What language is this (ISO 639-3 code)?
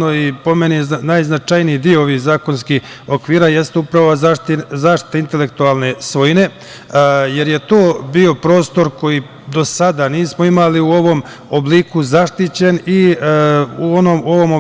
srp